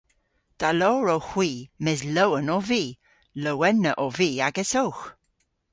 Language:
Cornish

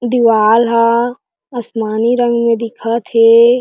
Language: Chhattisgarhi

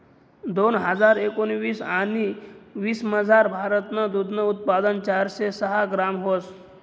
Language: Marathi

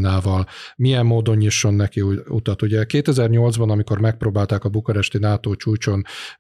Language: Hungarian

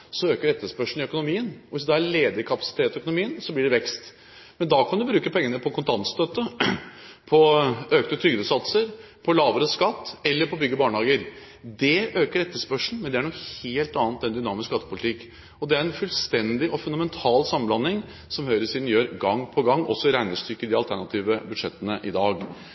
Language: Norwegian Bokmål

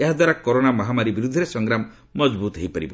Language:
Odia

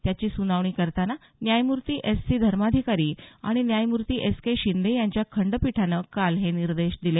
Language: Marathi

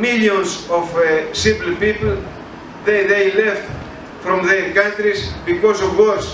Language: Dutch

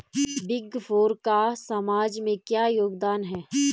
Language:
Hindi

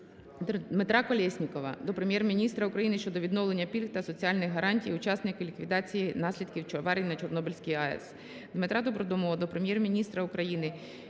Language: Ukrainian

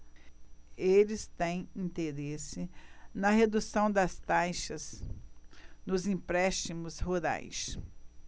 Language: Portuguese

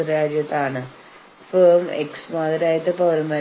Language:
Malayalam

